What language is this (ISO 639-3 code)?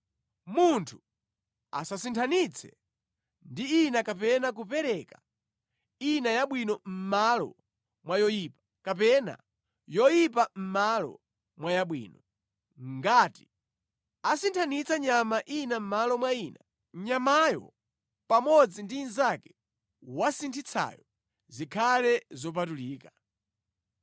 nya